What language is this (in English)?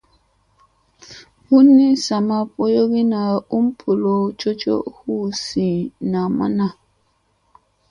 Musey